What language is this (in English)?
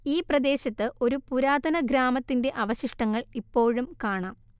Malayalam